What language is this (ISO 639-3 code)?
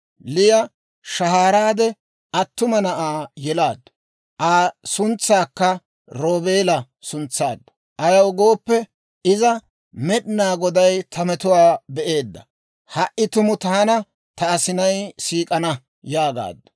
dwr